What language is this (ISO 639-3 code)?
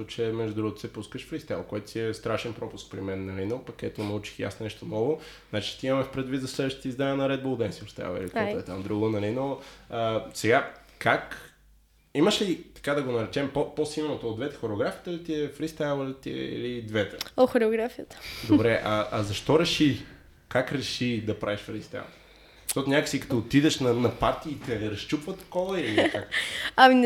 bul